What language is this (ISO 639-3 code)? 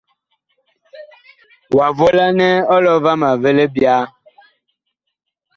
bkh